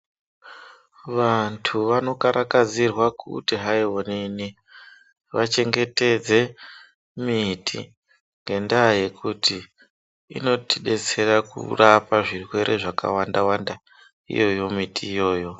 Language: Ndau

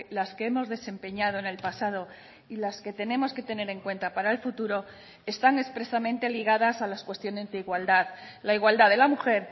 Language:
Spanish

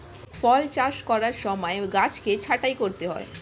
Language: Bangla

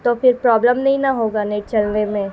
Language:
Urdu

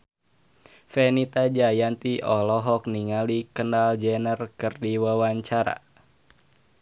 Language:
Sundanese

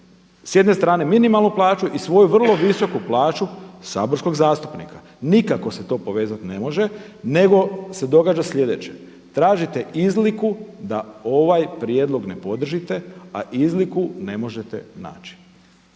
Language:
Croatian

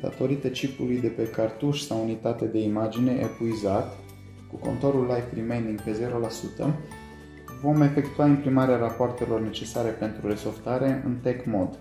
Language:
Romanian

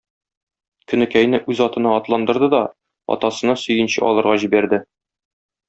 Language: Tatar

